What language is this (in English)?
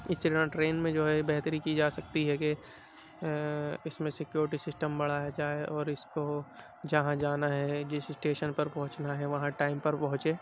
Urdu